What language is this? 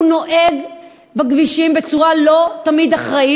Hebrew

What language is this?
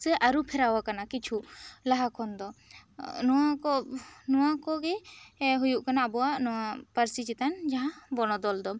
Santali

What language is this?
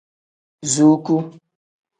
Tem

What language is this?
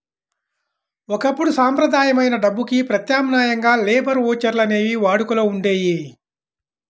Telugu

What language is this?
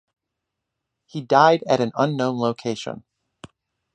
English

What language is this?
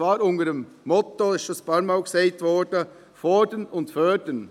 Swiss German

